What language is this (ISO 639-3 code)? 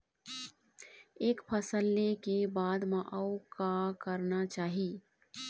hne